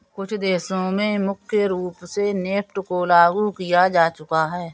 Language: Hindi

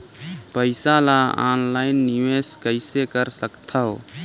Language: Chhattisgarhi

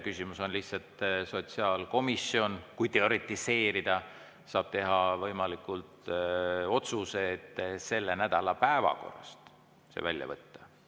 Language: Estonian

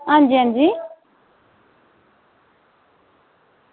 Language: Dogri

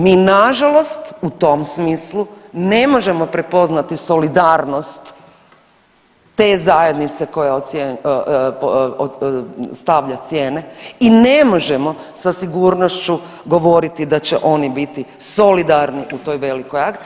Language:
Croatian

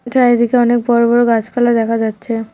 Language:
Bangla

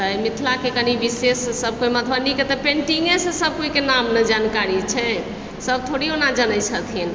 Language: Maithili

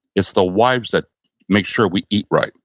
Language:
English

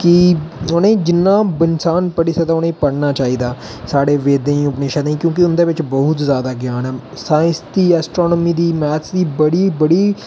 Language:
Dogri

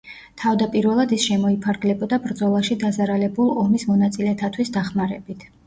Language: Georgian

